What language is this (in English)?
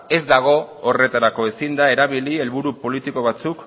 Basque